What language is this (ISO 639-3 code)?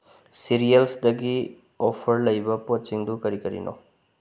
mni